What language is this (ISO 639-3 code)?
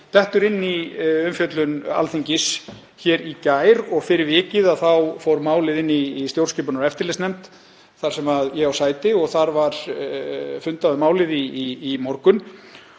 isl